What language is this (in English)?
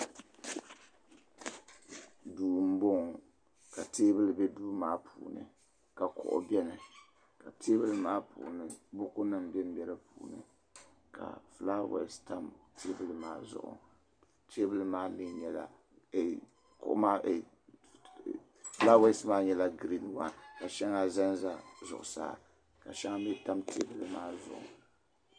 Dagbani